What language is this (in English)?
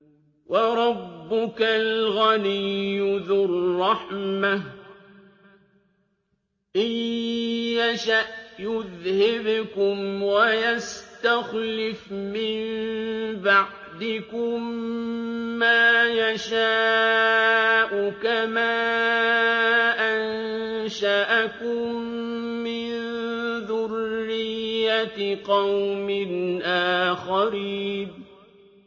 Arabic